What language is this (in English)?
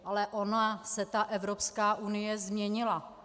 Czech